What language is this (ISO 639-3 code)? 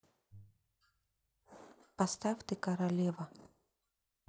rus